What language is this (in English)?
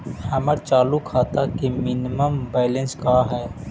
Magahi